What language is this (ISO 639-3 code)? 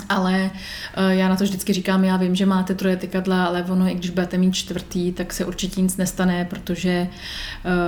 ces